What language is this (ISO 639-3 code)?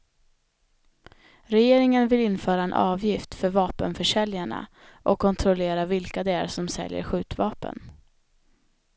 swe